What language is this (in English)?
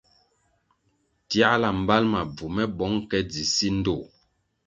Kwasio